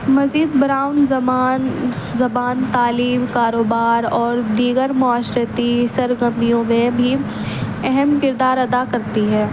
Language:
Urdu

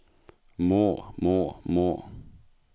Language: Norwegian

